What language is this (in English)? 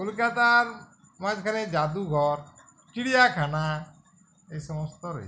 Bangla